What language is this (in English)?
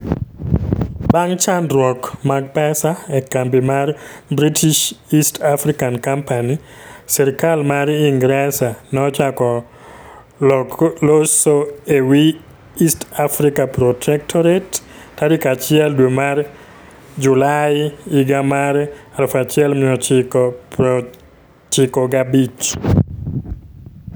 Luo (Kenya and Tanzania)